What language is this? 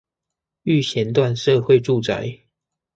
Chinese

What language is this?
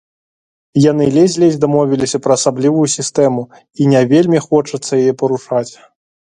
Belarusian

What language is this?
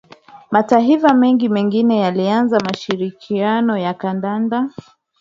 Swahili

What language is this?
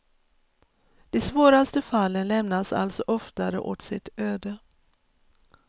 Swedish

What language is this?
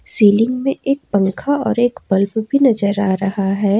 Hindi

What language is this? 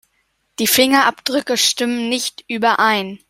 German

